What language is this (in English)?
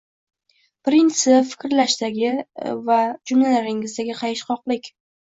Uzbek